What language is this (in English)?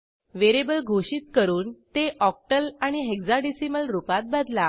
Marathi